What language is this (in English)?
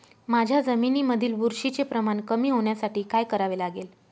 Marathi